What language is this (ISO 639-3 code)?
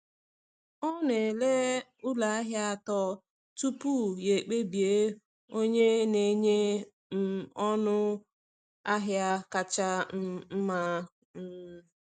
ibo